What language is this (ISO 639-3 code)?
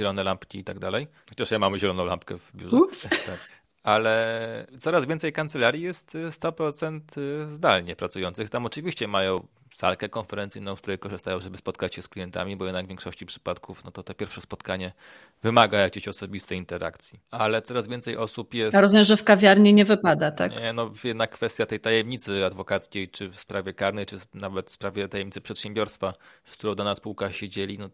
pol